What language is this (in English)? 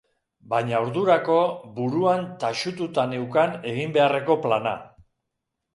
Basque